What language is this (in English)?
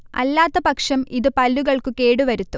Malayalam